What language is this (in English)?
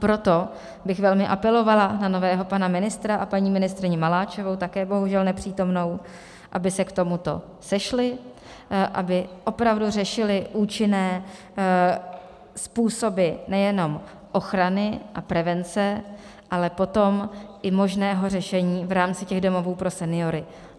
Czech